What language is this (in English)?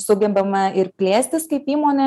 Lithuanian